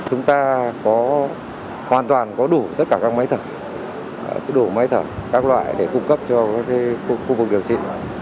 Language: Vietnamese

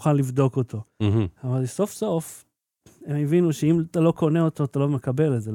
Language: Hebrew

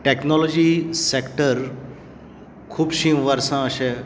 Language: Konkani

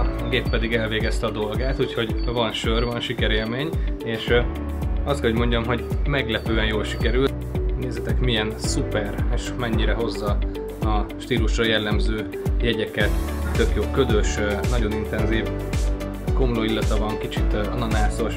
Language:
Hungarian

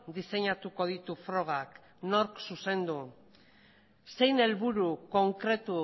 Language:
Basque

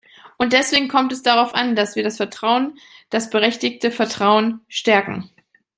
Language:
German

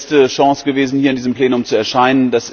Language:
German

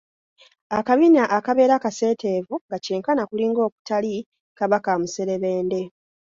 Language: Ganda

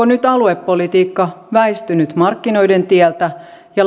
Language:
Finnish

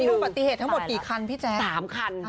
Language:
Thai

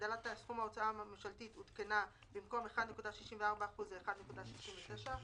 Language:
Hebrew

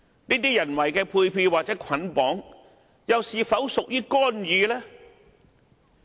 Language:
Cantonese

